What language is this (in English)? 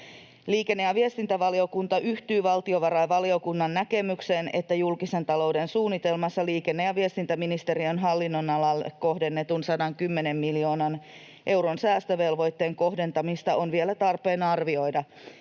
Finnish